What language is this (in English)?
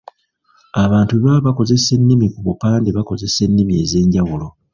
Ganda